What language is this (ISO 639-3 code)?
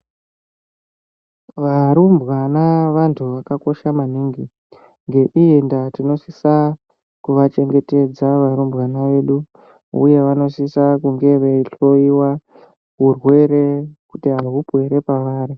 ndc